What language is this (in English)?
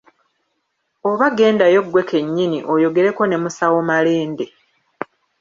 Ganda